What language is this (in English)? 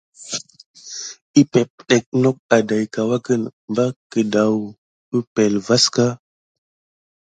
Gidar